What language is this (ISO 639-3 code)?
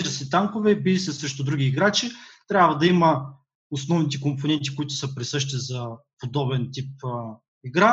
bul